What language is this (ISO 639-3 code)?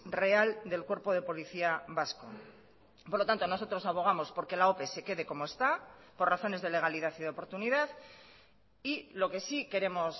spa